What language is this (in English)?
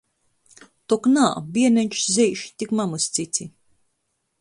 Latgalian